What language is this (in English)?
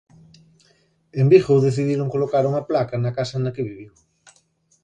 Galician